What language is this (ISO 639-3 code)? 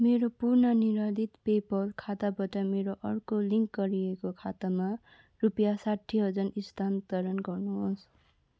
nep